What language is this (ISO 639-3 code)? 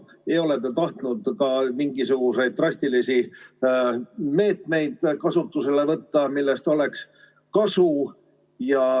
est